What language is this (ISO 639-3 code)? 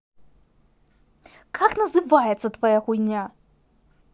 rus